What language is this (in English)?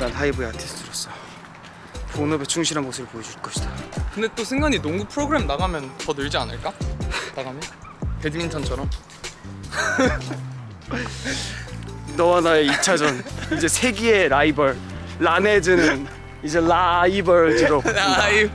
Korean